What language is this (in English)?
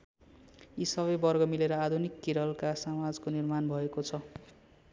Nepali